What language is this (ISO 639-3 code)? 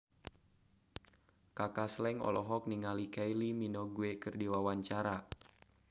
sun